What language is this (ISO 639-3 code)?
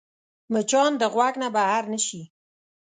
pus